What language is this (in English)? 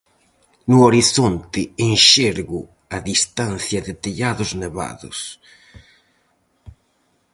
Galician